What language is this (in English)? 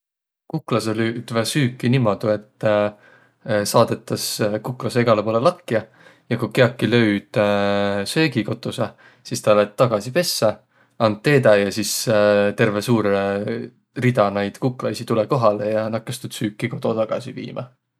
Võro